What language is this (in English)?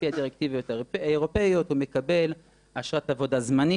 Hebrew